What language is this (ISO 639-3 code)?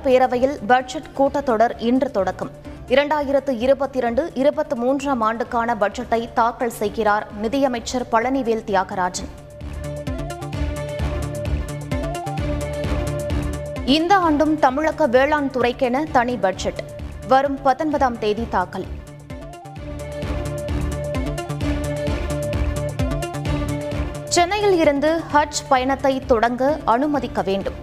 tam